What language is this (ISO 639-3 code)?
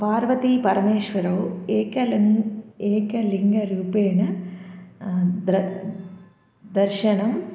san